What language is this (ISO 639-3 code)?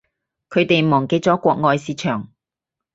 yue